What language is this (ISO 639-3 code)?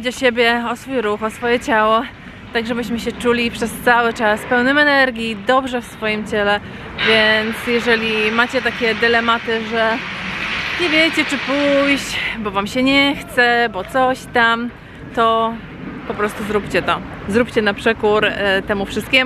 pol